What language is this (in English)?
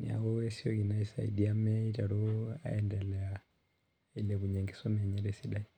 Masai